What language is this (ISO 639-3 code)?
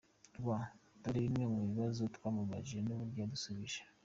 kin